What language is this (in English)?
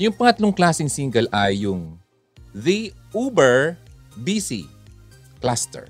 Filipino